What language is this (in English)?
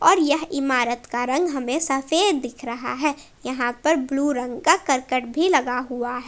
Hindi